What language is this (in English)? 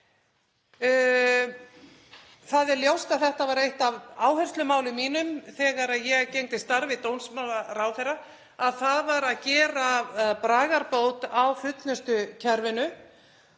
Icelandic